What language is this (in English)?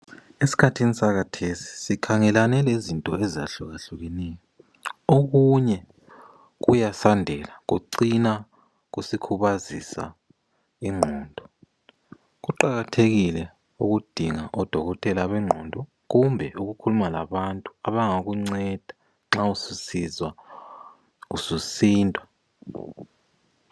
North Ndebele